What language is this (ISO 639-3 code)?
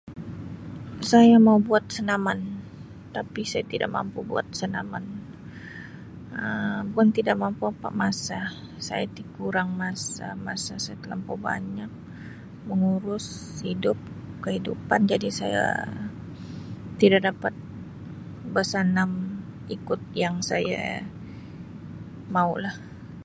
msi